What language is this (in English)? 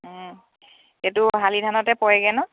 Assamese